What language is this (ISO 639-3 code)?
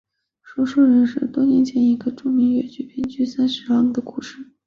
zho